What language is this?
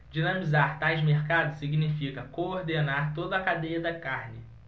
Portuguese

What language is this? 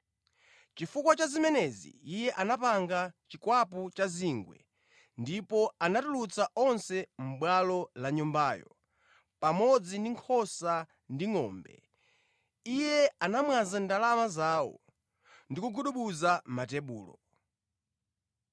Nyanja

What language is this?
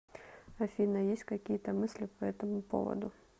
Russian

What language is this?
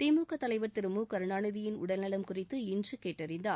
Tamil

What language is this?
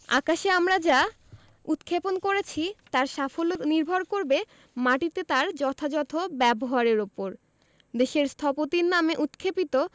Bangla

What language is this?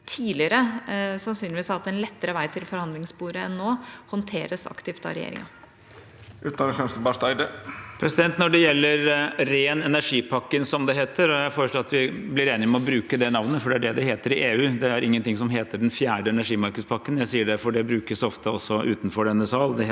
Norwegian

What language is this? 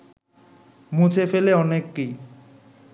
Bangla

